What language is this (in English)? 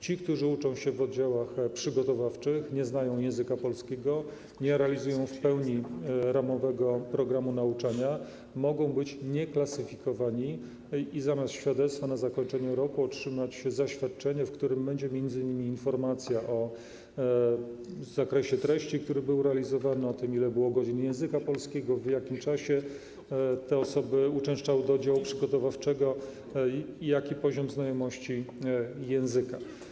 Polish